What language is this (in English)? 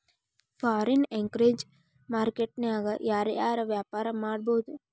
Kannada